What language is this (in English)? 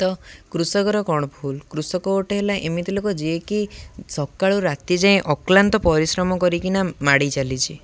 Odia